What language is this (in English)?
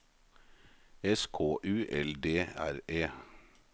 Norwegian